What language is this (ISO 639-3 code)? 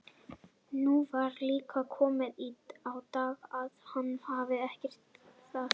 isl